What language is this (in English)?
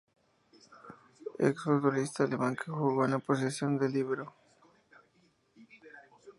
Spanish